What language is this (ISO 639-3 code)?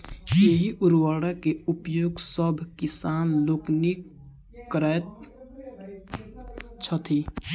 mai